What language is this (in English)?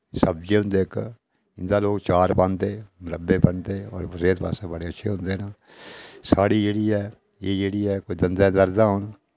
Dogri